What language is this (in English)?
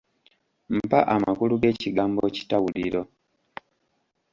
Ganda